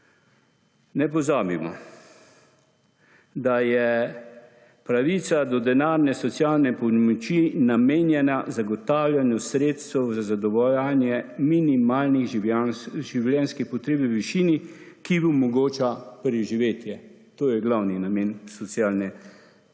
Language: Slovenian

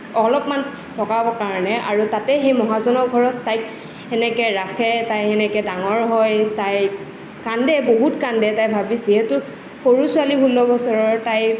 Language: Assamese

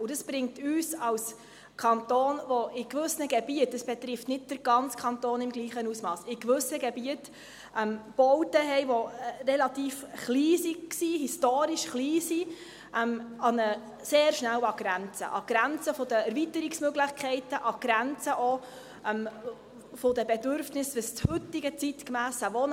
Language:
Swiss German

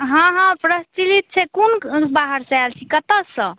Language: Maithili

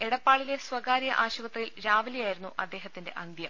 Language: Malayalam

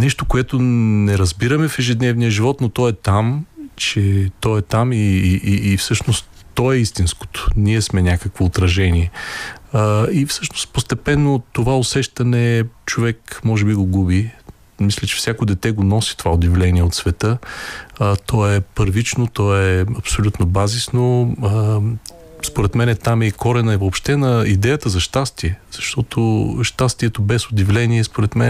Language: Bulgarian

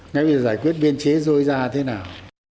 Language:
Vietnamese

